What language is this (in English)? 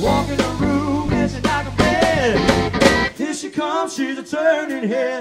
English